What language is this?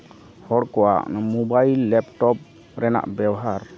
Santali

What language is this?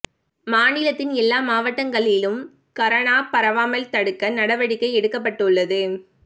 Tamil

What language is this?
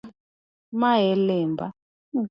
Luo (Kenya and Tanzania)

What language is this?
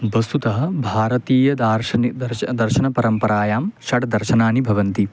Sanskrit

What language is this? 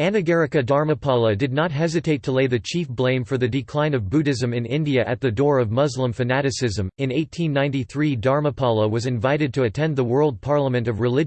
English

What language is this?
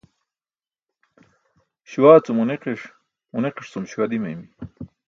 Burushaski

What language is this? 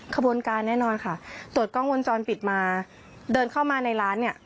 Thai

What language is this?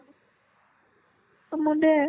Assamese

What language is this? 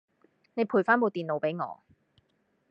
Cantonese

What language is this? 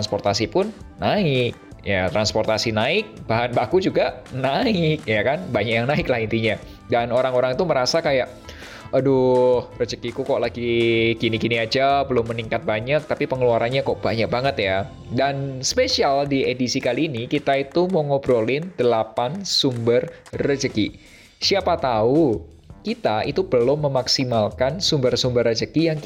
Indonesian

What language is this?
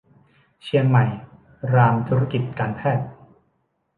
Thai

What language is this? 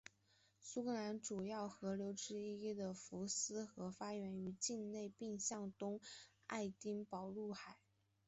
Chinese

